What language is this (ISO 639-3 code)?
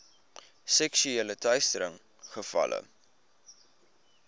afr